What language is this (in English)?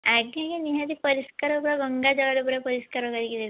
Odia